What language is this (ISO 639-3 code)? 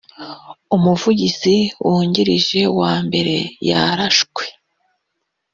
kin